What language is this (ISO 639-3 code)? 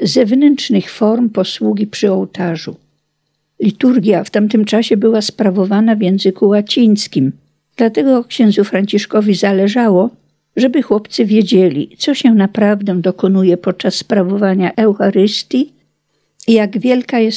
pol